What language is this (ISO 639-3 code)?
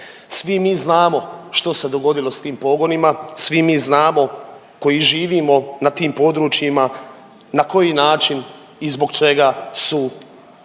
hrv